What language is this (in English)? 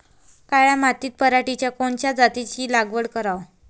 Marathi